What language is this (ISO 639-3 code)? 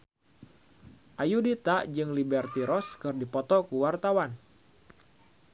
sun